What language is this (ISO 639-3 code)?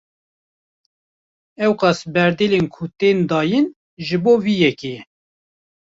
kur